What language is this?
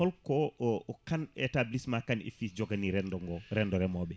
Fula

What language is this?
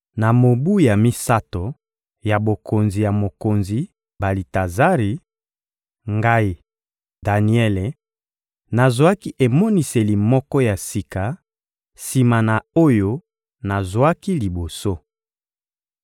Lingala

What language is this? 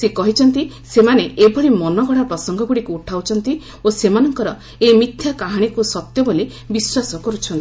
Odia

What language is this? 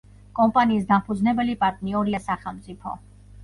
Georgian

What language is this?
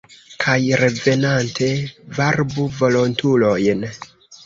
Esperanto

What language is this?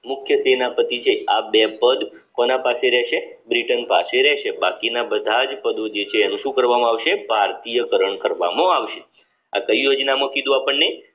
Gujarati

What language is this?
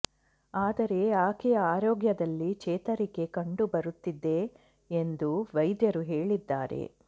Kannada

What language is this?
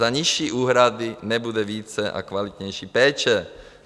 Czech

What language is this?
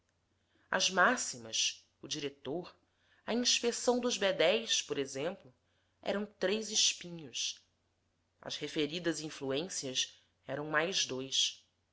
Portuguese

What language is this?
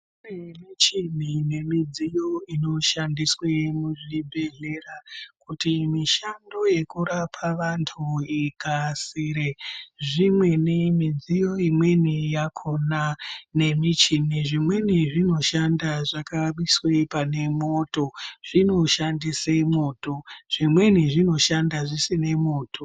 Ndau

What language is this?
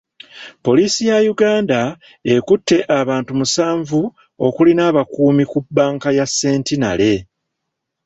Ganda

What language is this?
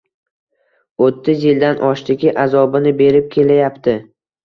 Uzbek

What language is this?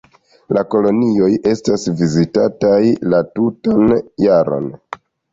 Esperanto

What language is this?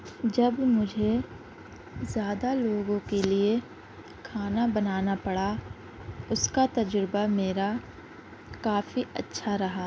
Urdu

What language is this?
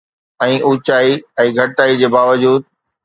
Sindhi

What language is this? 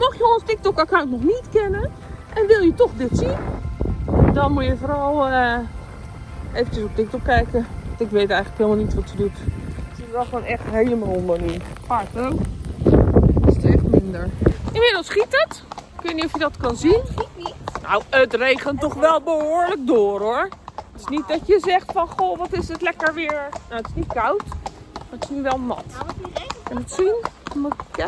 Dutch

